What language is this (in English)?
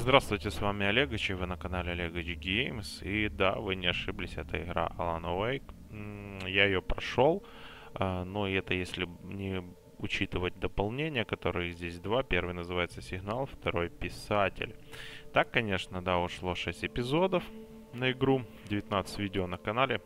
Russian